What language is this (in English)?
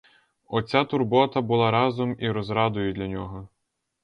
Ukrainian